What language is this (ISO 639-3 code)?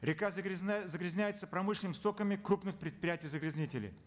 kaz